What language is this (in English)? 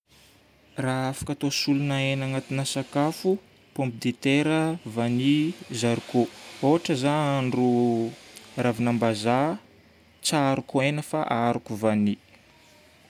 Northern Betsimisaraka Malagasy